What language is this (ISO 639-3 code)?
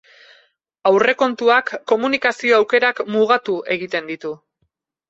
eus